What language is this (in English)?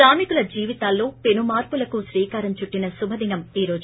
Telugu